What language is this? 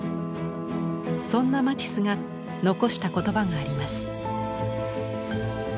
Japanese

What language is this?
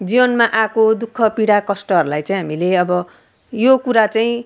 Nepali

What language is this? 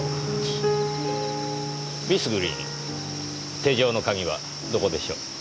Japanese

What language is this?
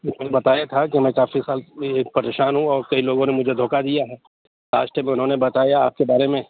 Urdu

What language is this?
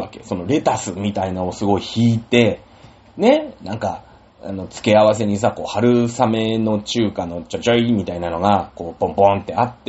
Japanese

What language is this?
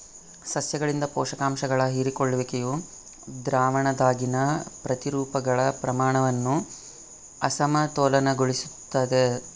Kannada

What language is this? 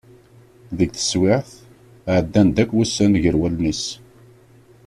Kabyle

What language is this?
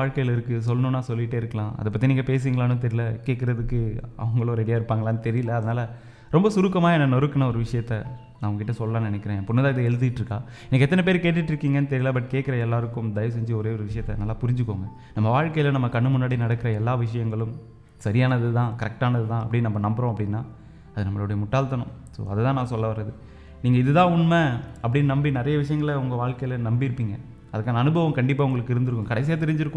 Tamil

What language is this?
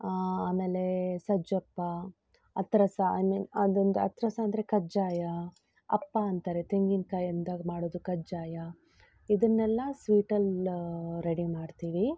Kannada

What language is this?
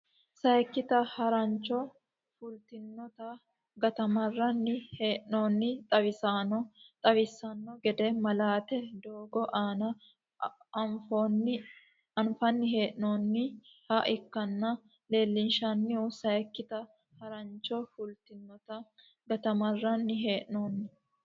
Sidamo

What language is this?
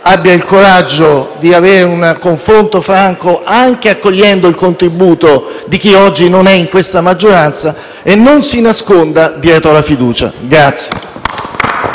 Italian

